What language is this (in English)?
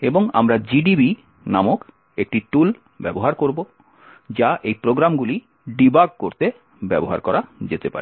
Bangla